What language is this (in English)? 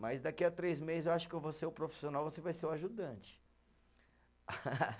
Portuguese